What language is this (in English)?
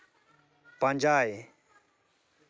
Santali